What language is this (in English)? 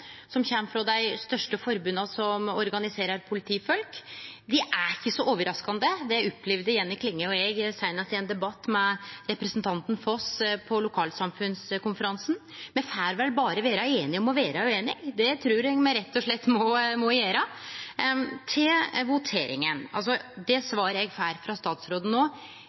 Norwegian Nynorsk